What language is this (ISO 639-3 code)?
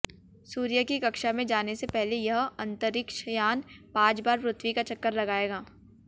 hin